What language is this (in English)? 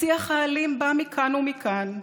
Hebrew